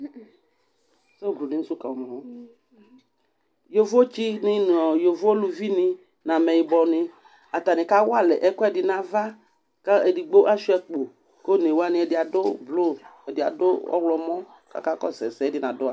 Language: Ikposo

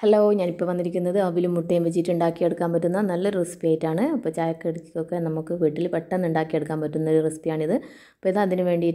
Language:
Arabic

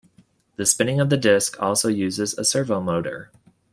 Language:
English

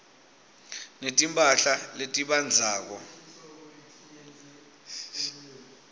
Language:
Swati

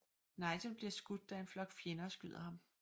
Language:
Danish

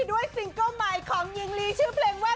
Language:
Thai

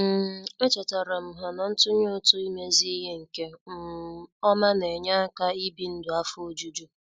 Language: Igbo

